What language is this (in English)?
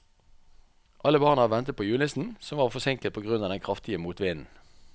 Norwegian